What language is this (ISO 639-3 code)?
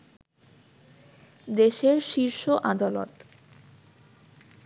ben